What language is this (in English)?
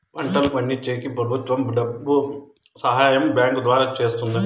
Telugu